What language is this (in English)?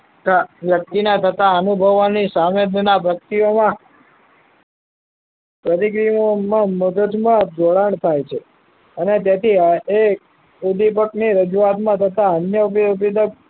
Gujarati